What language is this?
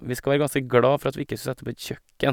Norwegian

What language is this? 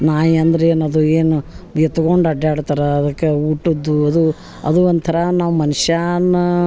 Kannada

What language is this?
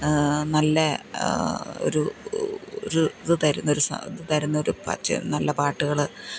Malayalam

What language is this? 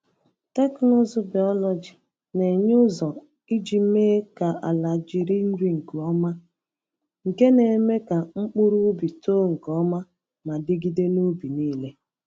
Igbo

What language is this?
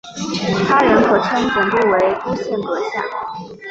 Chinese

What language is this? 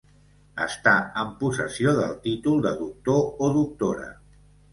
Catalan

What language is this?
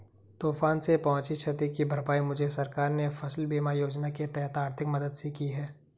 Hindi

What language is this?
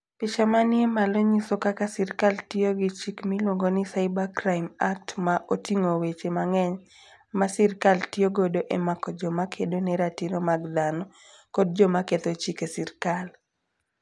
Luo (Kenya and Tanzania)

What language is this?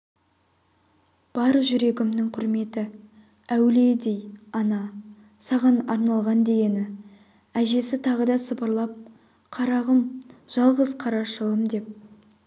Kazakh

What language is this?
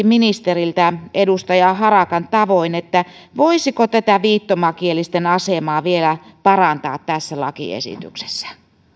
Finnish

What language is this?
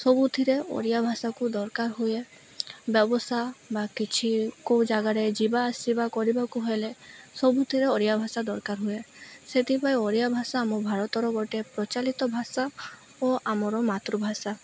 Odia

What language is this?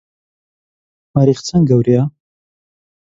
Central Kurdish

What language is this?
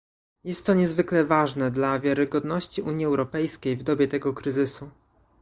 Polish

